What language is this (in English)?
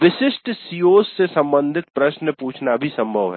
Hindi